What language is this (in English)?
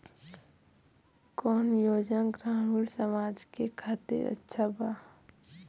Bhojpuri